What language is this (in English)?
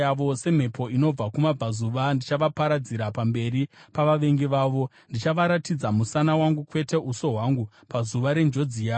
Shona